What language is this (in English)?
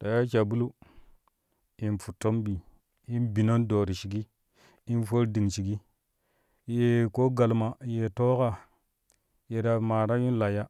Kushi